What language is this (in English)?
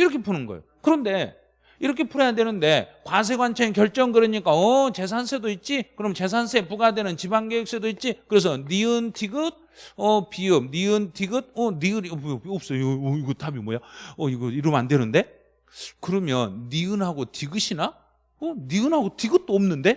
Korean